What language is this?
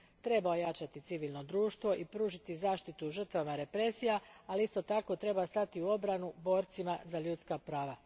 Croatian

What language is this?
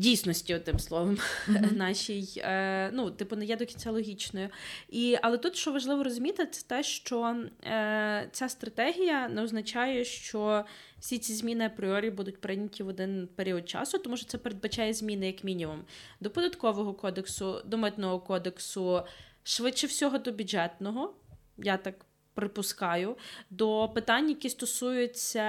Ukrainian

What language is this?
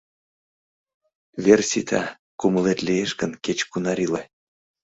Mari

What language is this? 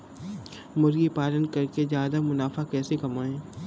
Hindi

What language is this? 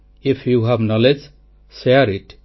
Odia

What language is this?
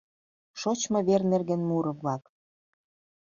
Mari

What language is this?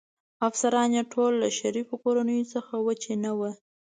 Pashto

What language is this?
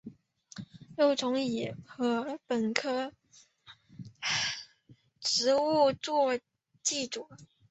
Chinese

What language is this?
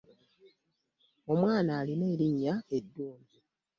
Ganda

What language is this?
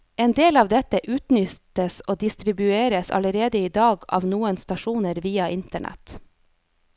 Norwegian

